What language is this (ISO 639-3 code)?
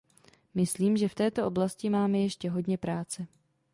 ces